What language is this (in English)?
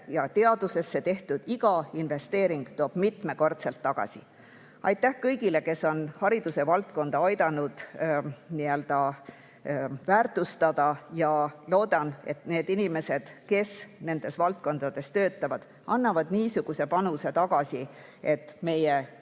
Estonian